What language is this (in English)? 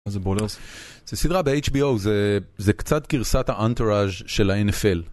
Hebrew